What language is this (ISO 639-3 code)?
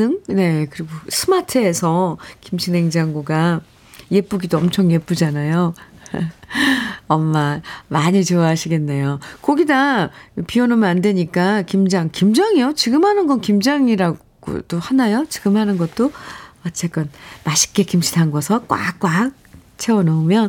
kor